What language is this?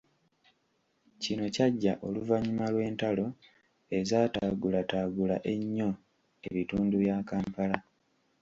Ganda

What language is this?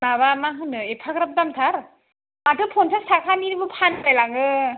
Bodo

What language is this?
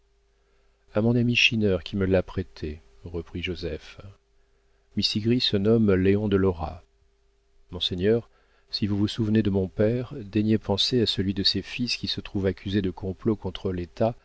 French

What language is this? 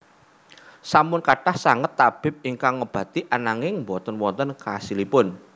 Javanese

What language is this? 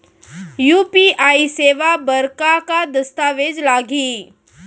Chhattisgarhi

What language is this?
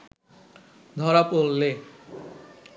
Bangla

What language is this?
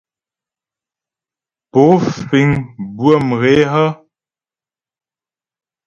Ghomala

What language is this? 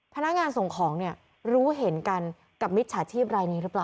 Thai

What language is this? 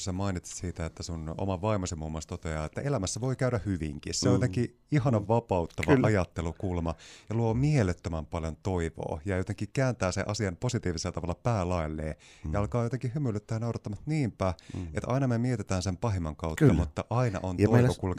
Finnish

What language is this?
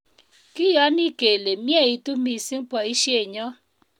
Kalenjin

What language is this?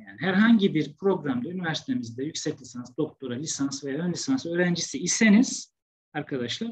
Turkish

